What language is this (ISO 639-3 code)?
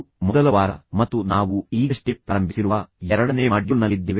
kan